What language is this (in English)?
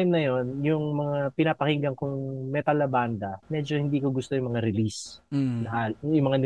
Filipino